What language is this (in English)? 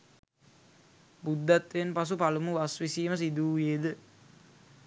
Sinhala